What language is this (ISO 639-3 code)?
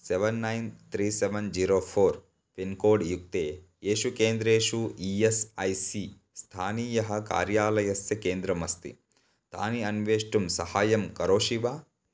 san